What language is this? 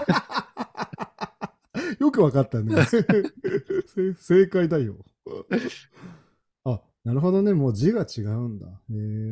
Japanese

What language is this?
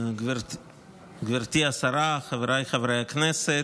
Hebrew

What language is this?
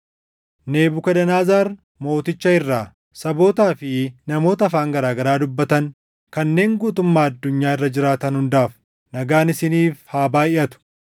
Oromo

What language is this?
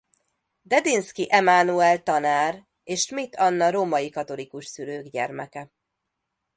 Hungarian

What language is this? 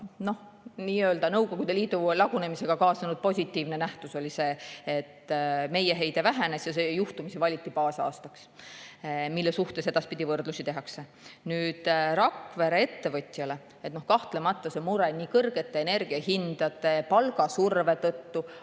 Estonian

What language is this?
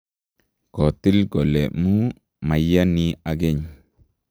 Kalenjin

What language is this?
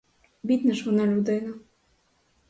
Ukrainian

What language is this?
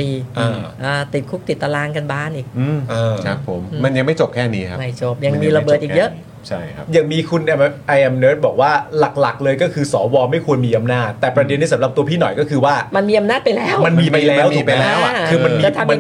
Thai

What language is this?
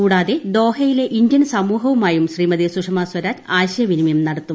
Malayalam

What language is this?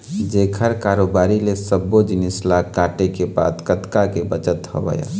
Chhattisgarhi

